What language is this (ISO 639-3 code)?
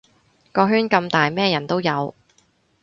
yue